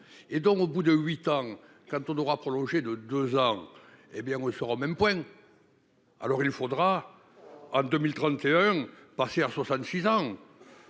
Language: French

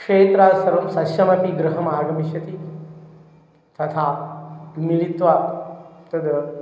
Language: Sanskrit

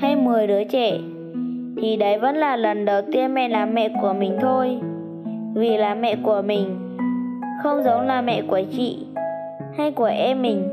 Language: Vietnamese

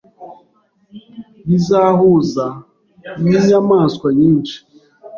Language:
Kinyarwanda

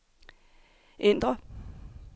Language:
Danish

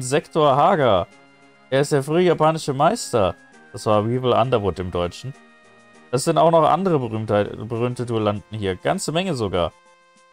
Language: German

